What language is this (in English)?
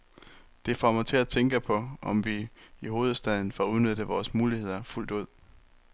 Danish